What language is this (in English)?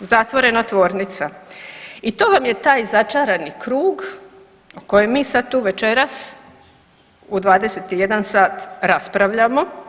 Croatian